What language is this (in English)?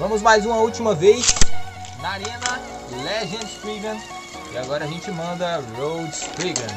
Portuguese